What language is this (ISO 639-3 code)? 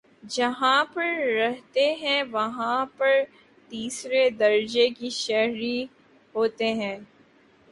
urd